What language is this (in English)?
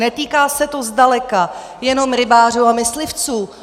Czech